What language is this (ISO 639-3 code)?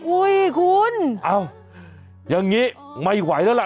tha